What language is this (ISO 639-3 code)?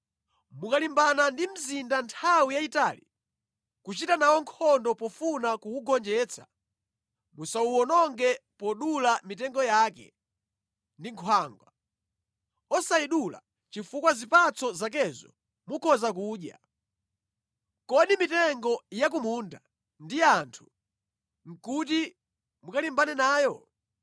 nya